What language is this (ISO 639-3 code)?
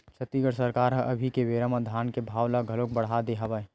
hne